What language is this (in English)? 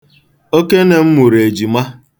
Igbo